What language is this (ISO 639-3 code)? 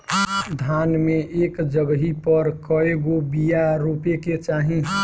bho